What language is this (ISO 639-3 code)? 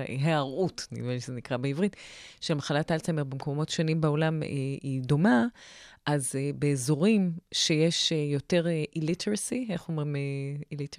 heb